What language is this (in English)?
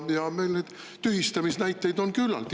Estonian